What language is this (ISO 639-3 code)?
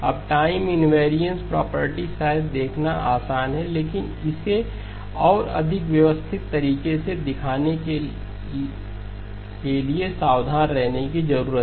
hin